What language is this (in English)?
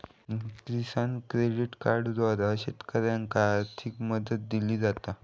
Marathi